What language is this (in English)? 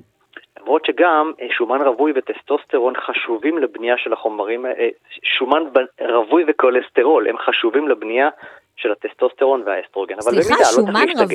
Hebrew